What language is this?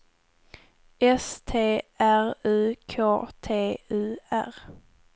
Swedish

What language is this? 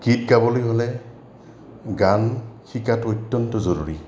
Assamese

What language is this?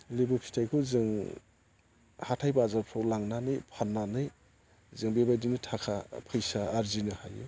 Bodo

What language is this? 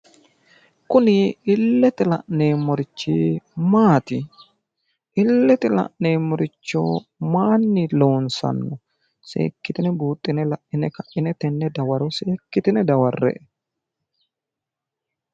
Sidamo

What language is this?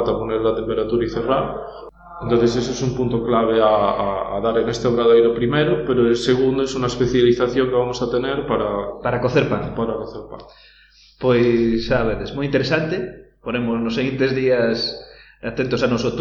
Spanish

